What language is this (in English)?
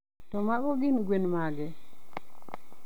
Luo (Kenya and Tanzania)